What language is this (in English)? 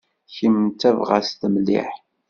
Kabyle